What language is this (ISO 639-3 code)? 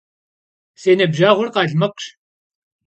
kbd